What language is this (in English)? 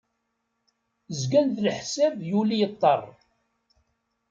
Kabyle